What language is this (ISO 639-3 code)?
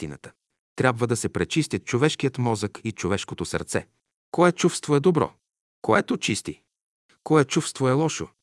bul